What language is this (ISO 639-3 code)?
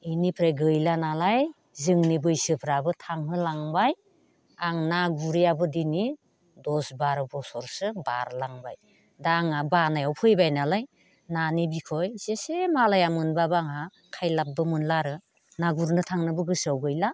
brx